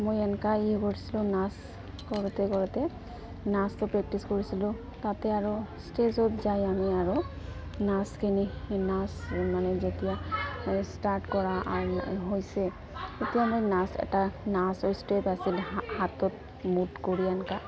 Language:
Assamese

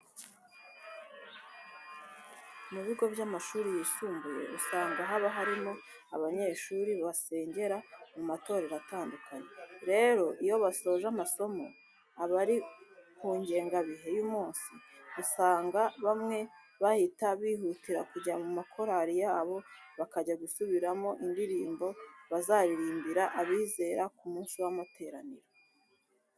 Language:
Kinyarwanda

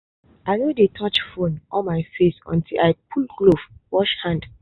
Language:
Nigerian Pidgin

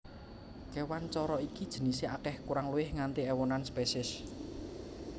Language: Javanese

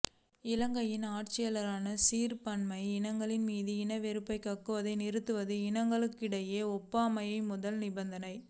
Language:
Tamil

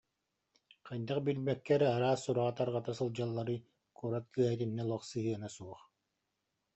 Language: Yakut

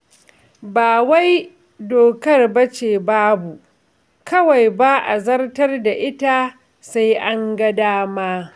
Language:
Hausa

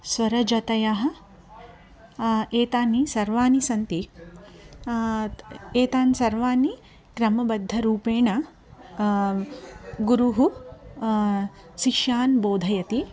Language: Sanskrit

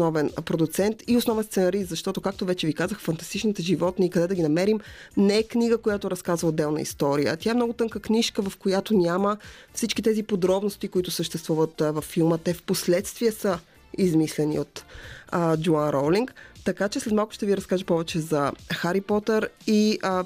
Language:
Bulgarian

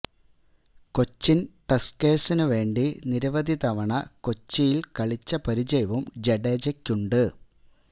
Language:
Malayalam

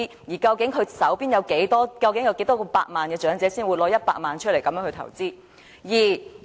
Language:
Cantonese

